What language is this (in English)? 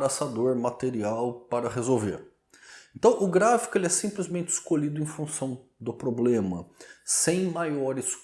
Portuguese